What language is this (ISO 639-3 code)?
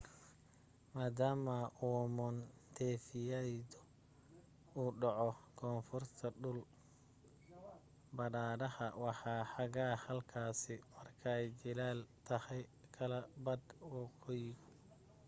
som